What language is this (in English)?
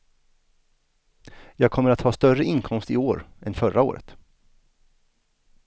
Swedish